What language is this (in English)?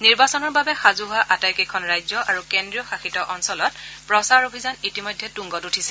Assamese